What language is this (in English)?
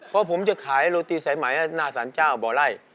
Thai